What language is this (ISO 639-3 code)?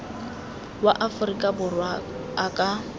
tsn